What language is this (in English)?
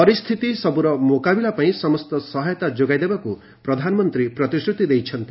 Odia